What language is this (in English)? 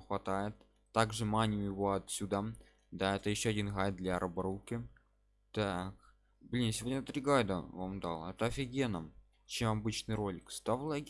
Russian